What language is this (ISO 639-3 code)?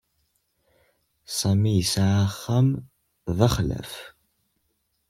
kab